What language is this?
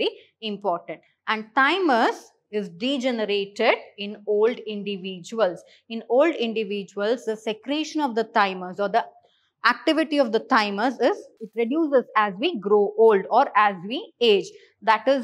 English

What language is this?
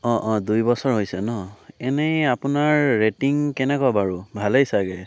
Assamese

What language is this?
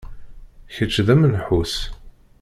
Kabyle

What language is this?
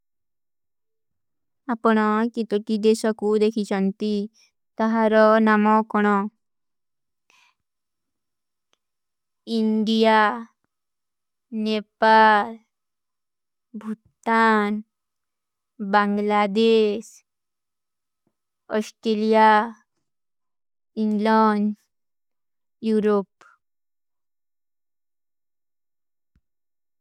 Kui (India)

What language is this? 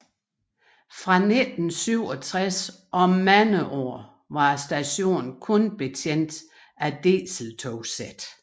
Danish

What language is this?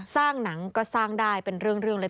Thai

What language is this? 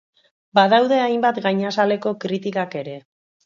Basque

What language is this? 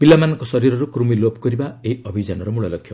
Odia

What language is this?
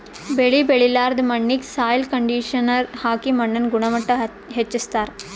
Kannada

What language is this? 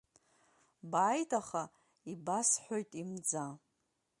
Abkhazian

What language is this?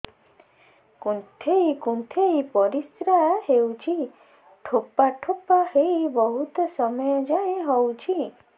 Odia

